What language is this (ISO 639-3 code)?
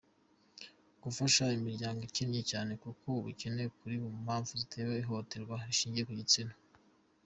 kin